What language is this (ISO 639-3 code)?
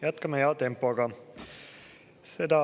est